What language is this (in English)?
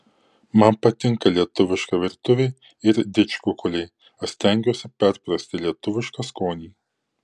Lithuanian